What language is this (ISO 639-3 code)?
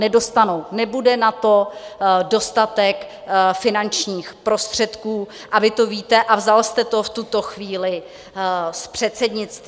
ces